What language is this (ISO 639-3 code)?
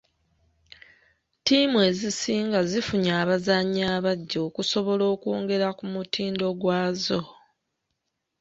lug